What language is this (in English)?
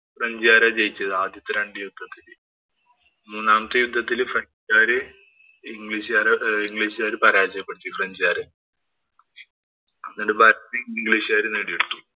Malayalam